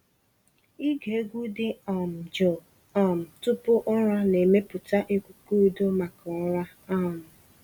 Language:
Igbo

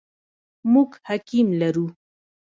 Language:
Pashto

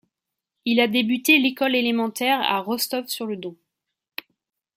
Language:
French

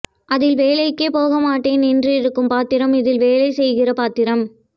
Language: Tamil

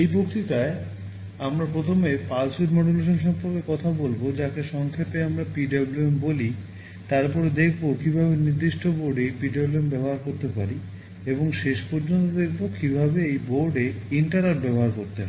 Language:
Bangla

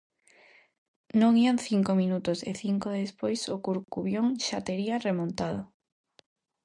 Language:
Galician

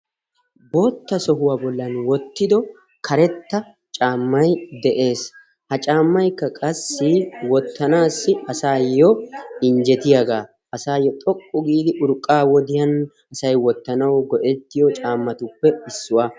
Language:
Wolaytta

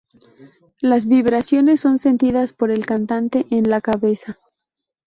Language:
Spanish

